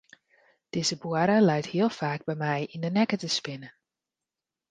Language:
Western Frisian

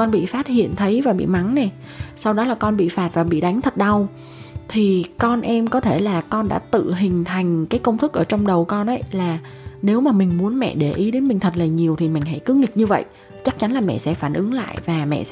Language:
Vietnamese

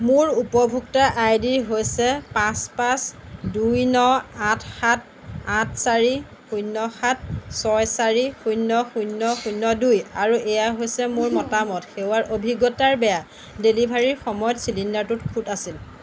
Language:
Assamese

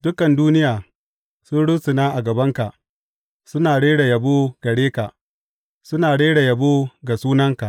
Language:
Hausa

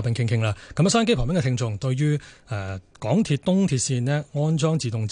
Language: Chinese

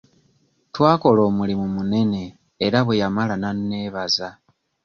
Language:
Ganda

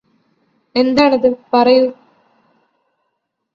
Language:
Malayalam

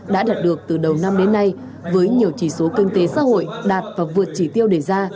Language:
Vietnamese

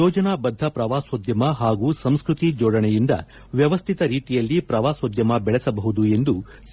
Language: Kannada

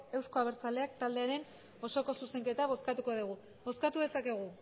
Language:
Basque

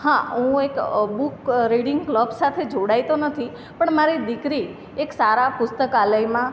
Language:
Gujarati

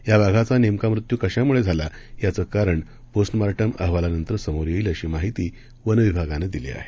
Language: Marathi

